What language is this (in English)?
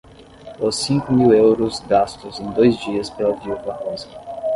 Portuguese